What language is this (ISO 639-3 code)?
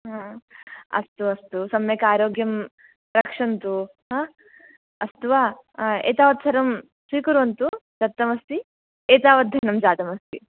san